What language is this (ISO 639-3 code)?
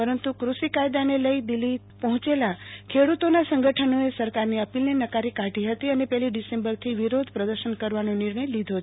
guj